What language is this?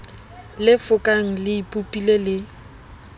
Southern Sotho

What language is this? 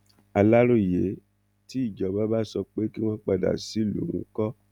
Yoruba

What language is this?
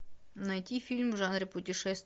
Russian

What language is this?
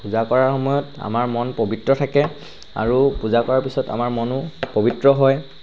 Assamese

